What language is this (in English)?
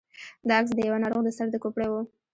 Pashto